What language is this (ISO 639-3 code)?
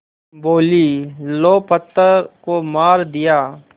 hin